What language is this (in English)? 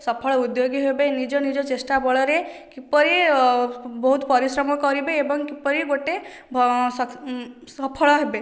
Odia